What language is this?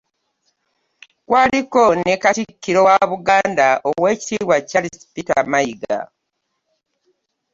Ganda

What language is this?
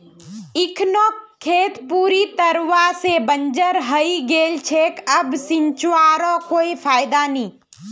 Magahi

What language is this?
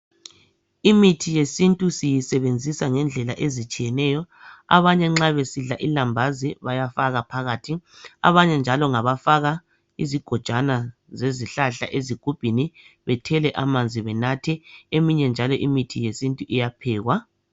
North Ndebele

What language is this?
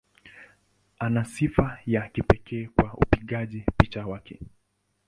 Swahili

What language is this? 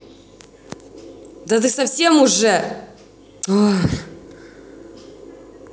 Russian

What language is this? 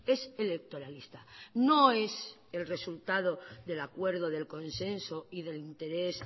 Spanish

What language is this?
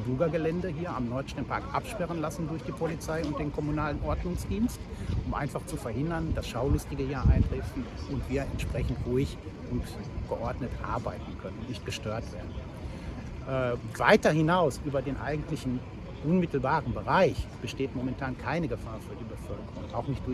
German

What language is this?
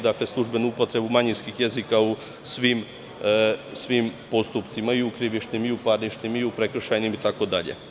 Serbian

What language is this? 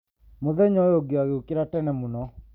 Kikuyu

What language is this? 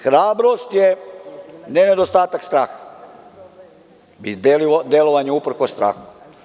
Serbian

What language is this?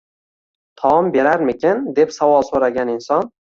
Uzbek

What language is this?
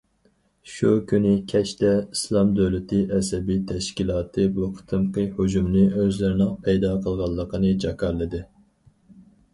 Uyghur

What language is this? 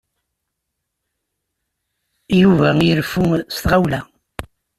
Kabyle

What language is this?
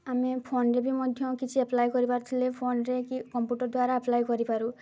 Odia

